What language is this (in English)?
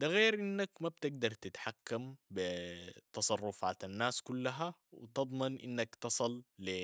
Sudanese Arabic